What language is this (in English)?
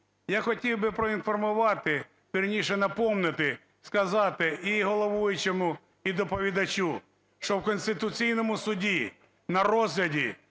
Ukrainian